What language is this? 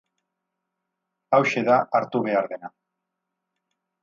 Basque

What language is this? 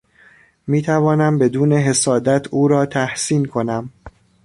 Persian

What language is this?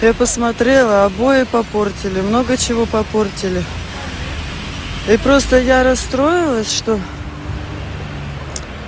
Russian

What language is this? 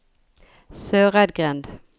Norwegian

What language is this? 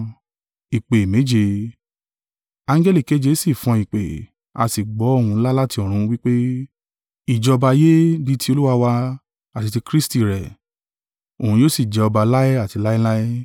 Yoruba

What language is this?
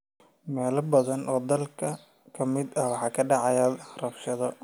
Somali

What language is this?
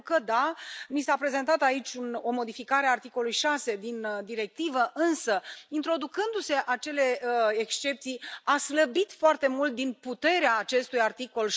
Romanian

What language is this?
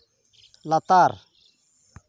Santali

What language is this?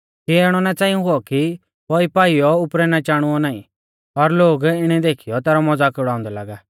Mahasu Pahari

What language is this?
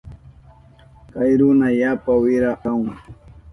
Southern Pastaza Quechua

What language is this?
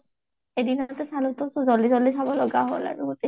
Assamese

